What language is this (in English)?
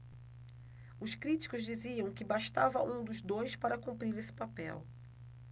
Portuguese